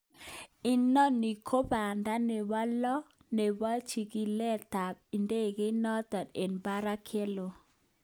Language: Kalenjin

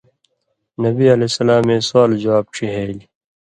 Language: Indus Kohistani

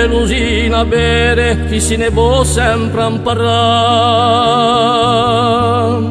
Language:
Romanian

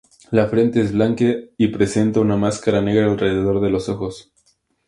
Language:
Spanish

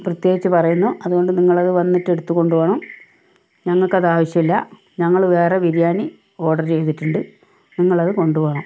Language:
Malayalam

